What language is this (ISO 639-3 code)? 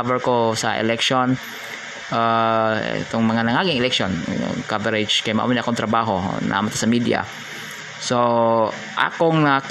fil